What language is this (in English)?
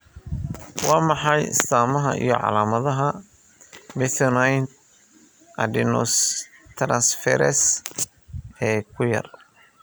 Somali